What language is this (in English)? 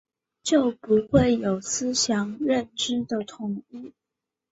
Chinese